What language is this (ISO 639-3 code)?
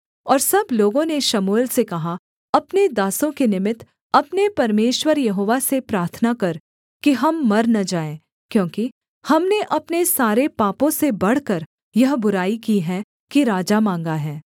hin